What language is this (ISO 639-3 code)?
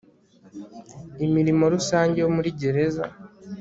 kin